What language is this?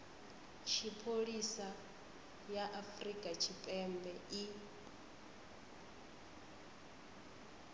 Venda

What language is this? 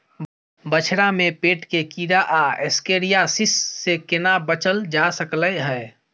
Maithili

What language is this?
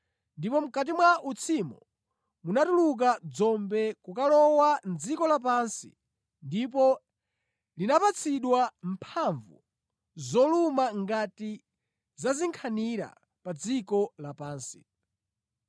Nyanja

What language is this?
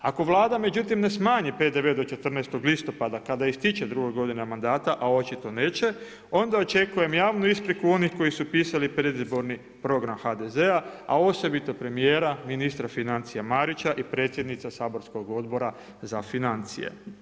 Croatian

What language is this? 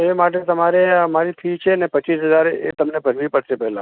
Gujarati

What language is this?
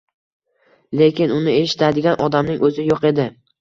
Uzbek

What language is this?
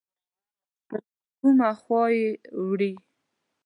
Pashto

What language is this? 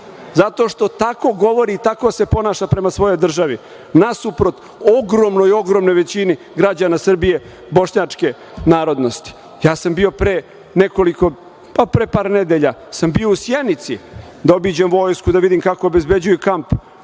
Serbian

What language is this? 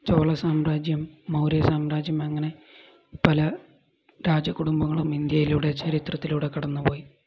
Malayalam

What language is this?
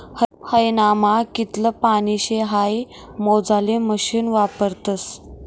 Marathi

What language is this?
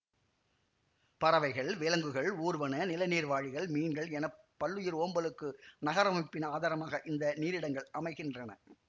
Tamil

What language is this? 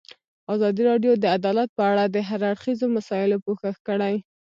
Pashto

